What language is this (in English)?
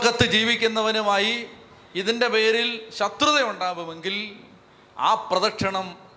Malayalam